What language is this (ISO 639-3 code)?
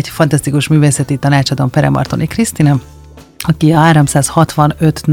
hun